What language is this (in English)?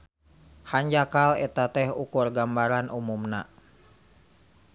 Sundanese